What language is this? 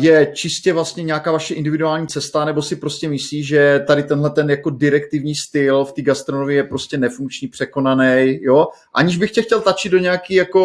Czech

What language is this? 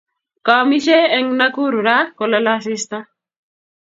Kalenjin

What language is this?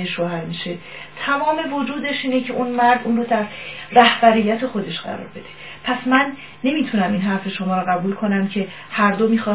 Persian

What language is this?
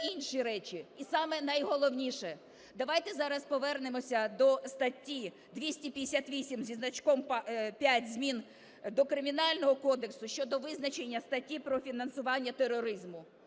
Ukrainian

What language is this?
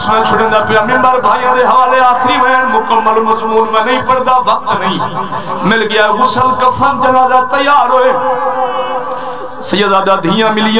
Arabic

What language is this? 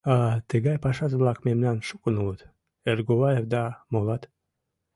Mari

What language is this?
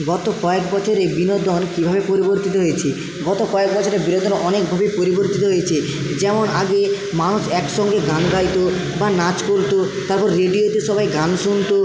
Bangla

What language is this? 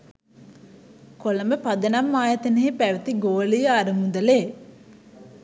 Sinhala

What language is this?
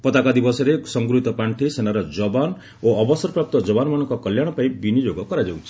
Odia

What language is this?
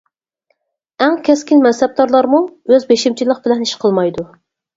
Uyghur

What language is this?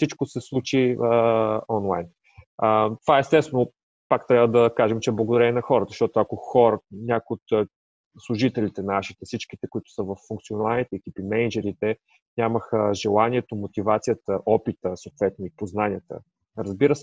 Bulgarian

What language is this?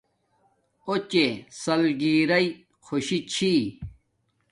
Domaaki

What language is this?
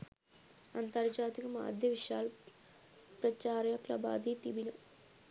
Sinhala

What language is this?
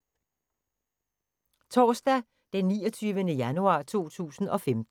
Danish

